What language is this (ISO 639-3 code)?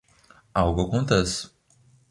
por